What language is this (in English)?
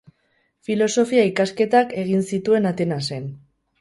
Basque